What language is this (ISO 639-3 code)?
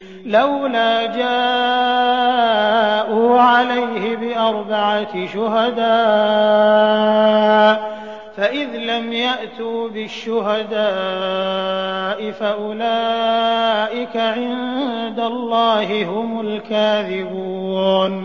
ara